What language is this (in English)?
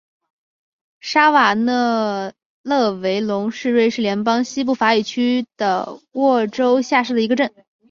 Chinese